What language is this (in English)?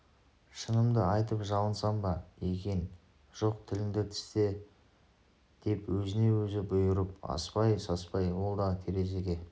Kazakh